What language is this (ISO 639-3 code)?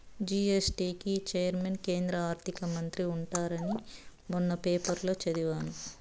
tel